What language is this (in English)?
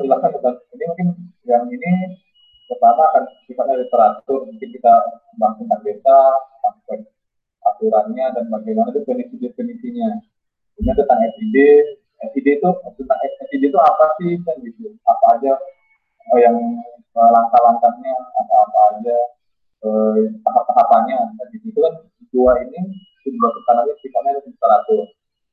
Indonesian